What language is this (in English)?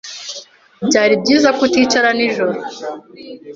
Kinyarwanda